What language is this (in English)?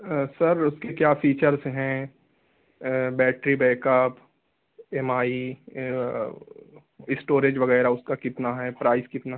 Urdu